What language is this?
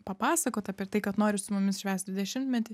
Lithuanian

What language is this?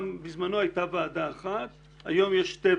Hebrew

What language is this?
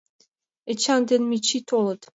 Mari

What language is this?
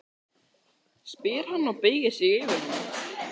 Icelandic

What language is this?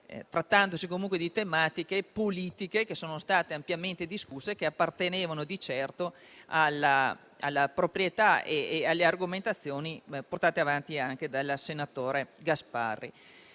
Italian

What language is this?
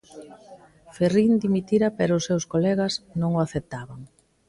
Galician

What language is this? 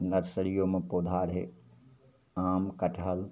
Maithili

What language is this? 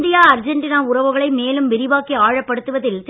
Tamil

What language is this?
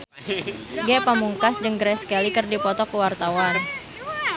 Sundanese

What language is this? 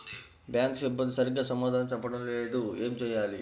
Telugu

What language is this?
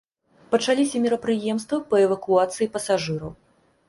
Belarusian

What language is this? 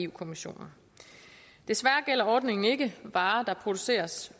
Danish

